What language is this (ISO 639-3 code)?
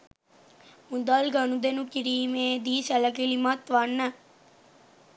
sin